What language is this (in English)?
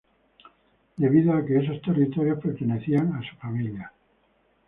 Spanish